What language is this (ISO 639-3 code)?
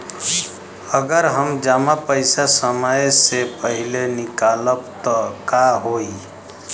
bho